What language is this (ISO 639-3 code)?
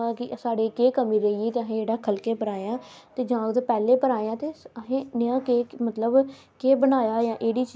doi